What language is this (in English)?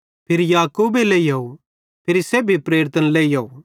Bhadrawahi